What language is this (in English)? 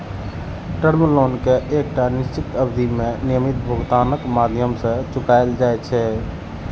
Maithili